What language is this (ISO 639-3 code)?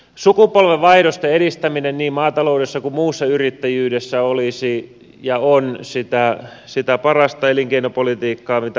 fin